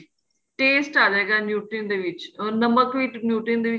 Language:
Punjabi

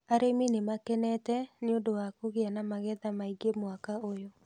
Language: Kikuyu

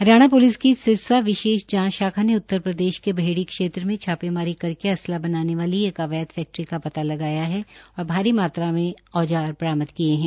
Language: Hindi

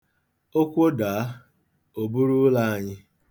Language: Igbo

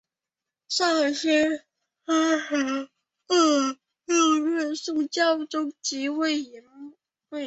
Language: Chinese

